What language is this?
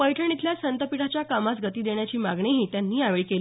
Marathi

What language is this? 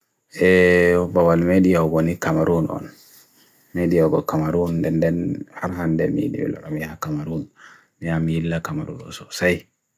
Bagirmi Fulfulde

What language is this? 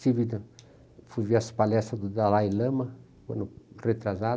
Portuguese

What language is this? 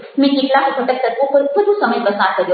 Gujarati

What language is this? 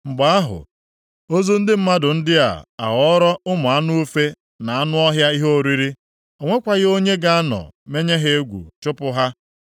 Igbo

